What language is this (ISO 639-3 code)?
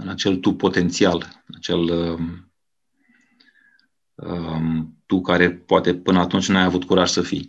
ron